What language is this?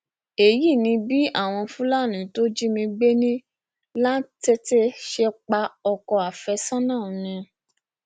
Yoruba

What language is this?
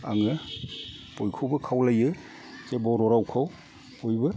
Bodo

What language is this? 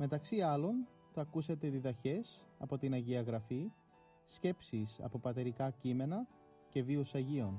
Greek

